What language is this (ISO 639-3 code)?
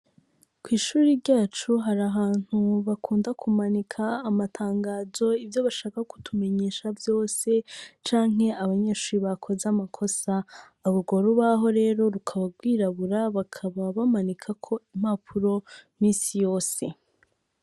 run